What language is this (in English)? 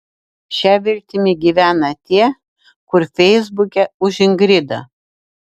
Lithuanian